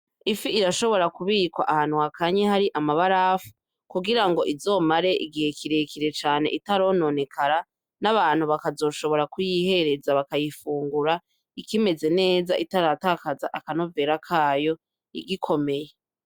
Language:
Rundi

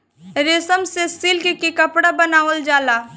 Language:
Bhojpuri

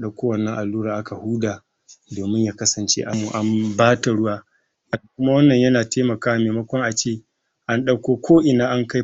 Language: Hausa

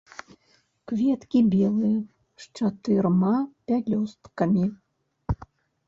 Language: Belarusian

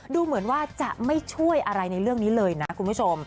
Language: Thai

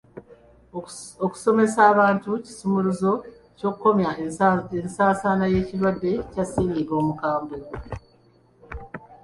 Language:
Ganda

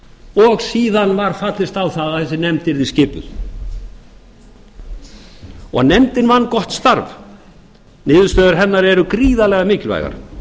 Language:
Icelandic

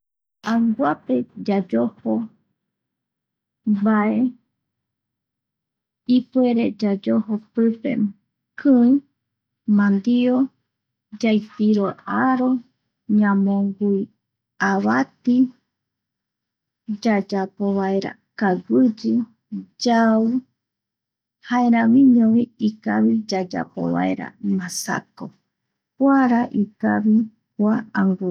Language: Eastern Bolivian Guaraní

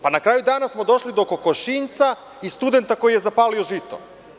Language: Serbian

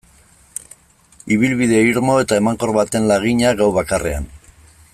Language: Basque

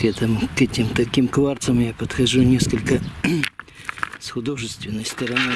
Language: Russian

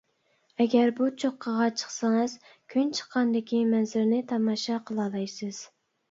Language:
Uyghur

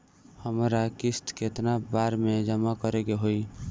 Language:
Bhojpuri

